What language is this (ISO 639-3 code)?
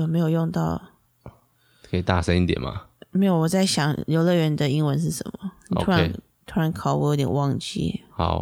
zho